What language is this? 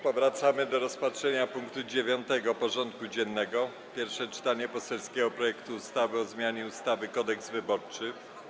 Polish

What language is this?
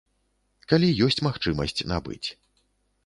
Belarusian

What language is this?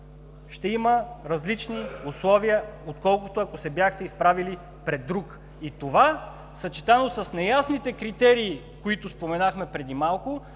Bulgarian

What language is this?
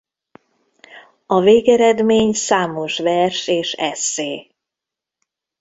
Hungarian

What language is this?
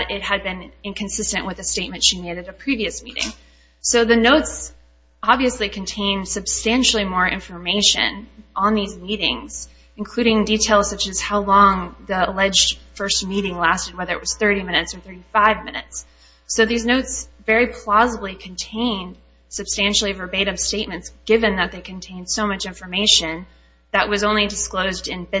English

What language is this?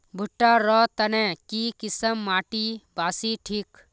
Magahi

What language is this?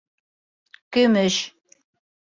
Bashkir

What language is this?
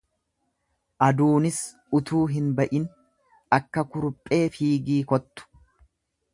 Oromo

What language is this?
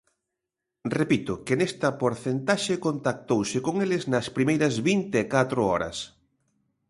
Galician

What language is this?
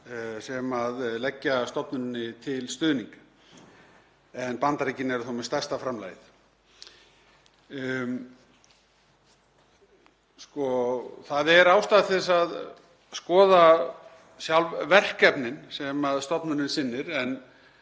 Icelandic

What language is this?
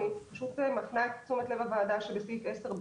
Hebrew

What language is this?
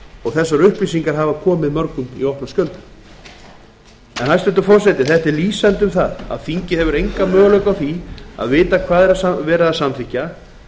Icelandic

